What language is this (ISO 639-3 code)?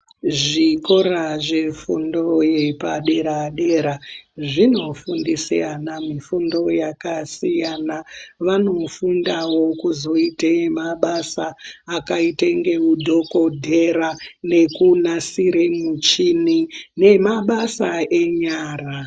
ndc